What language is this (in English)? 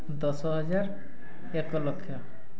Odia